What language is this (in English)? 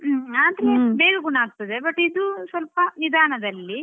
Kannada